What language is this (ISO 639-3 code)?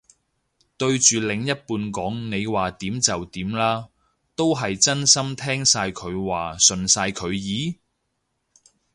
yue